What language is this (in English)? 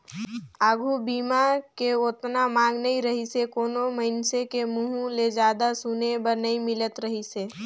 Chhattisgarhi